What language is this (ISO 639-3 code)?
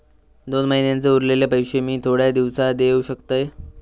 mar